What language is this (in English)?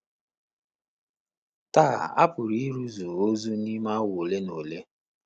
Igbo